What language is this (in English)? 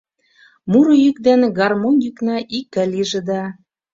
Mari